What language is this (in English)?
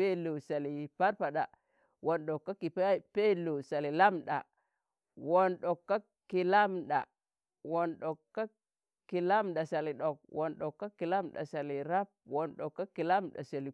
Tangale